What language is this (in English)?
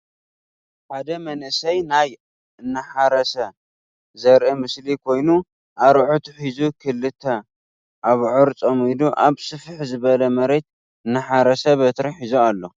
Tigrinya